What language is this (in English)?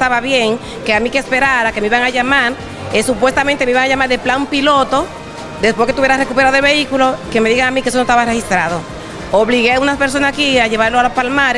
Spanish